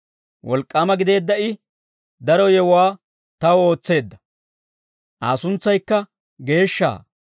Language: Dawro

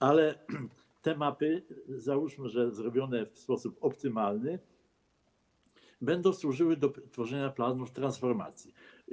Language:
Polish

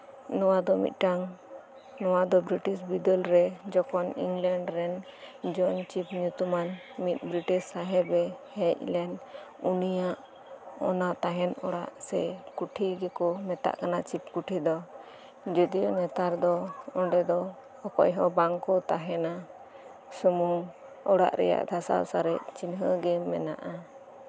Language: Santali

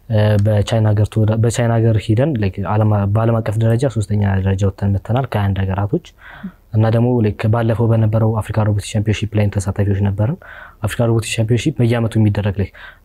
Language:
Arabic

